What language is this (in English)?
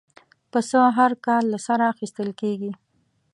Pashto